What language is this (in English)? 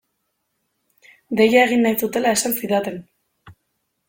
Basque